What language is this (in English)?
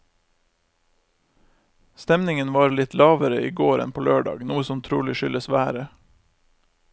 Norwegian